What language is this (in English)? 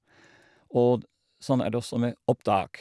Norwegian